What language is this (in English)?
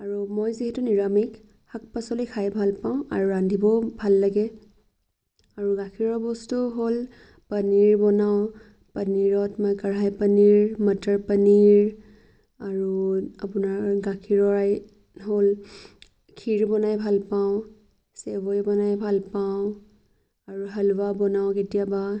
Assamese